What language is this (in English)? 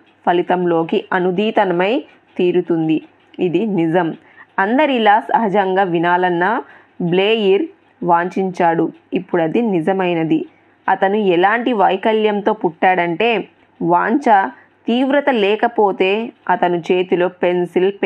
Telugu